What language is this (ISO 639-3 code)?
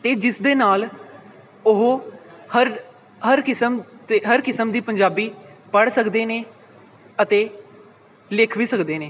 pan